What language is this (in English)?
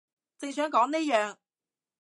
Cantonese